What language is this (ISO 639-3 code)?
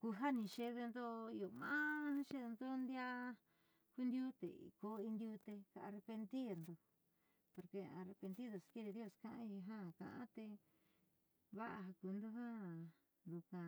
mxy